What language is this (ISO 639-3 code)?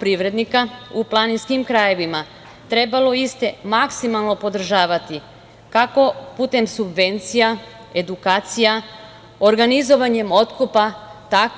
srp